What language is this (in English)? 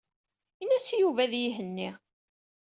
Kabyle